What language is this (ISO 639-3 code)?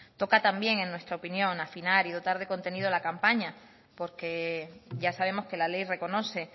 spa